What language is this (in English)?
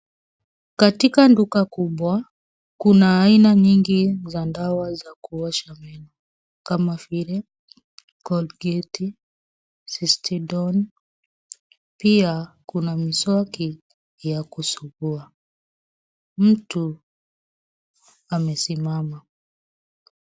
Swahili